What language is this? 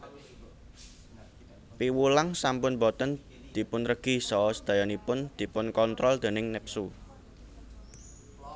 Javanese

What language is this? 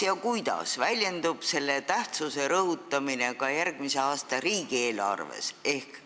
Estonian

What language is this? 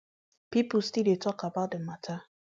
Nigerian Pidgin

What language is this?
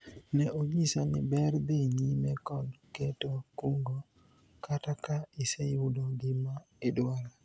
Luo (Kenya and Tanzania)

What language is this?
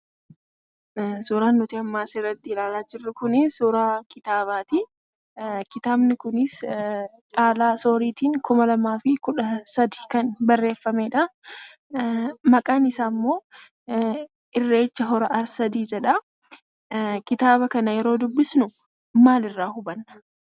Oromo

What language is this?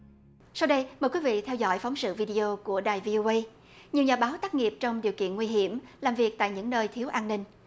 Vietnamese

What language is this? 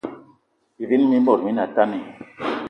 Eton (Cameroon)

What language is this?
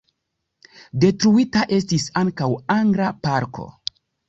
Esperanto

